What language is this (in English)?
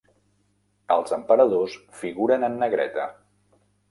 Catalan